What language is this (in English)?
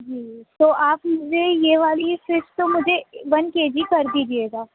Urdu